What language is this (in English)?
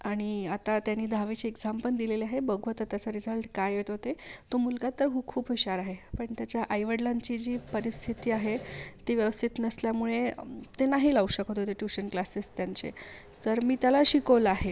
Marathi